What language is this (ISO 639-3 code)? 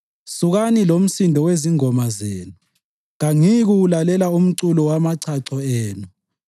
nde